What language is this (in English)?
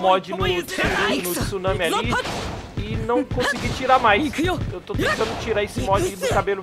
Portuguese